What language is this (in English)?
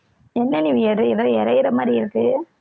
Tamil